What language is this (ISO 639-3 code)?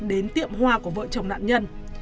vie